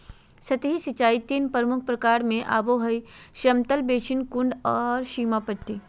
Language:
Magahi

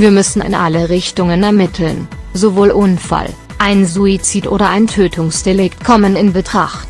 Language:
German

